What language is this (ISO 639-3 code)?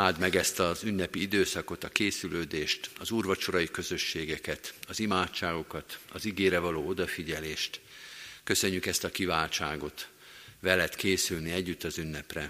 hun